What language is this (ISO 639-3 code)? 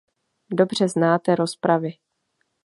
ces